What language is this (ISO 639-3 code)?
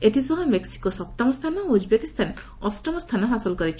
ori